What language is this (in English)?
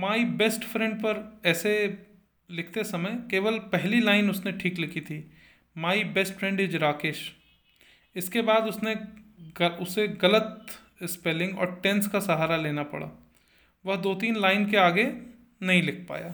Hindi